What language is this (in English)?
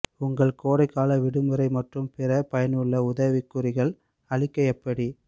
Tamil